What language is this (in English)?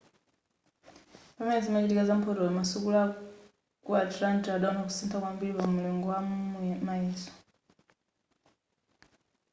Nyanja